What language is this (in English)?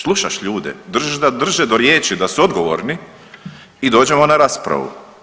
Croatian